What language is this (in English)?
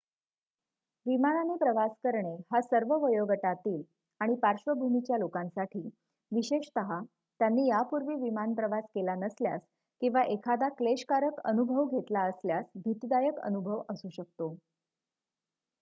Marathi